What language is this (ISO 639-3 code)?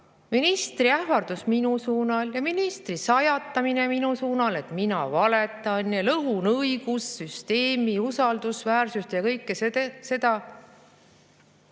est